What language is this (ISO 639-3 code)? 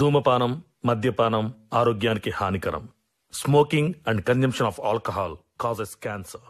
tel